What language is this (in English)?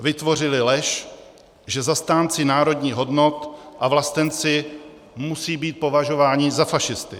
Czech